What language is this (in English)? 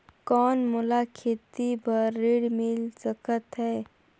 Chhattisgarhi